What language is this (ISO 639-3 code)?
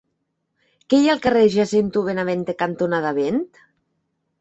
cat